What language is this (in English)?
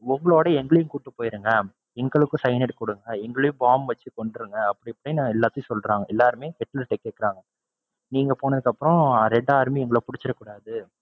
Tamil